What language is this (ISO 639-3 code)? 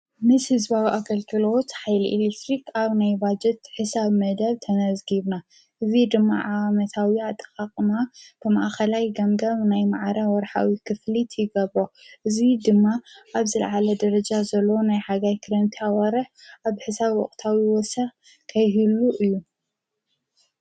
tir